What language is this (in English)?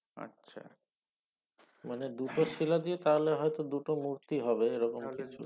Bangla